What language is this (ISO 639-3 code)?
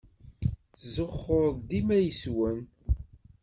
kab